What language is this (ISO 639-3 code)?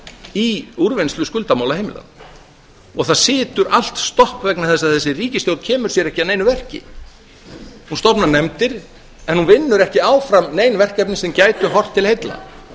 isl